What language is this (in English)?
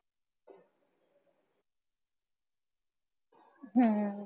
Punjabi